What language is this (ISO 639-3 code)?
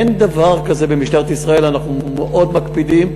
heb